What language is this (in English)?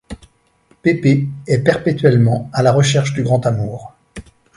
French